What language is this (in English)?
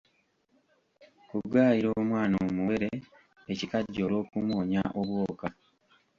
Ganda